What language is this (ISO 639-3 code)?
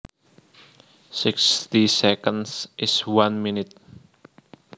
jav